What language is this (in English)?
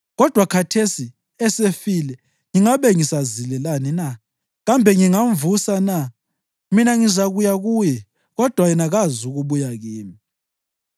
North Ndebele